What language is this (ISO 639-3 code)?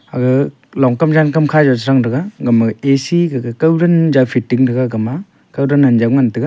nnp